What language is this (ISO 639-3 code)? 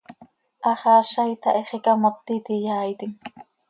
sei